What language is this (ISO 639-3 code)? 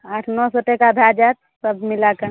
mai